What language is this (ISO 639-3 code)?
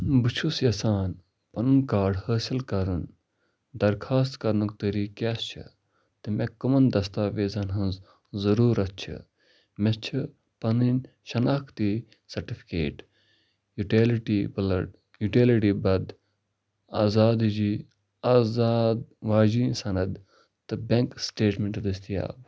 kas